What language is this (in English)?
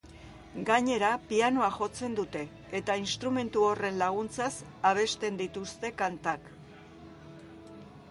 Basque